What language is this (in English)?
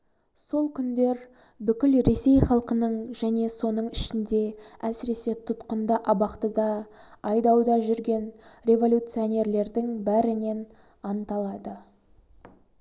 Kazakh